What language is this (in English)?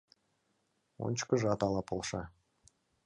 Mari